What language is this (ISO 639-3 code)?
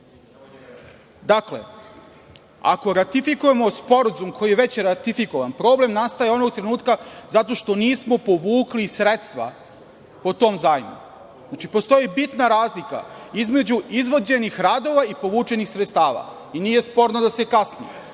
srp